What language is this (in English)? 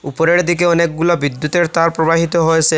Bangla